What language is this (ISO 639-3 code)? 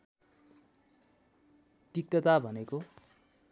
nep